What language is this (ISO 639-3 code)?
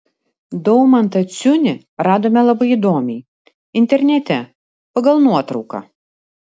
lit